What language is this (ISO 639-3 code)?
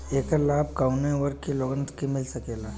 bho